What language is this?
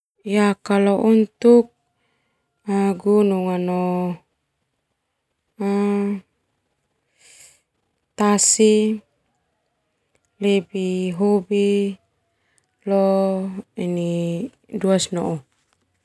Termanu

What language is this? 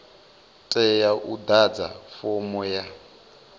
Venda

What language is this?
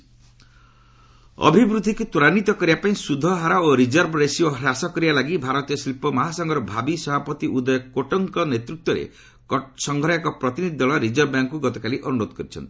Odia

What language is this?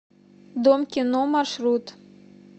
Russian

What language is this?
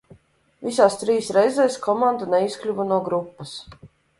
Latvian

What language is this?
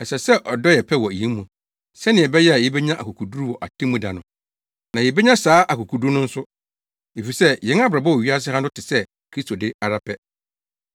Akan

